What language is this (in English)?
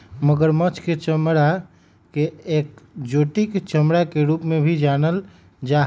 Magahi